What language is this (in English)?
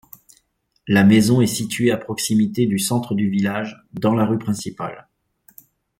French